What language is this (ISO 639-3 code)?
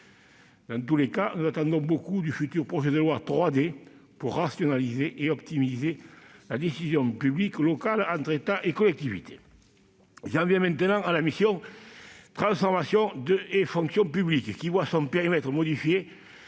fra